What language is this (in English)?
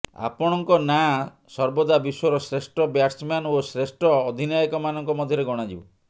Odia